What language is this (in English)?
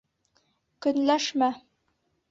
Bashkir